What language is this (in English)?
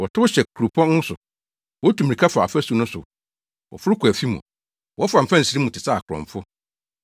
Akan